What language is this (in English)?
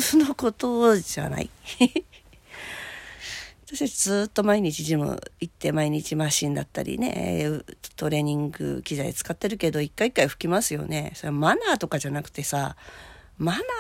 Japanese